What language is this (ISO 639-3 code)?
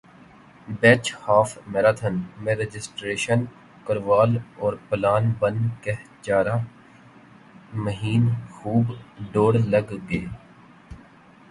urd